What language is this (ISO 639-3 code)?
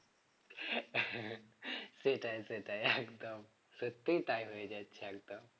ben